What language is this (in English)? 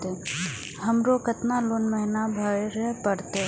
Maithili